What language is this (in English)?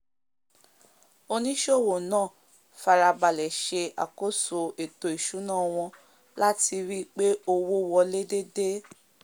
Yoruba